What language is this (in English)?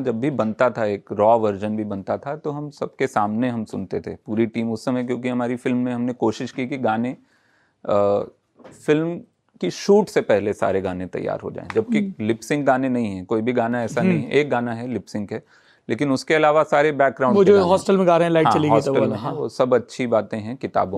Hindi